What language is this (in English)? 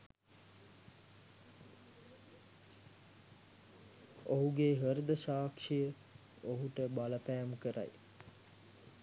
Sinhala